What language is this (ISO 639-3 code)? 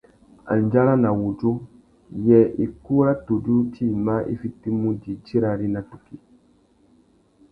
bag